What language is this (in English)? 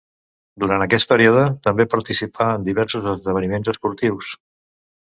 Catalan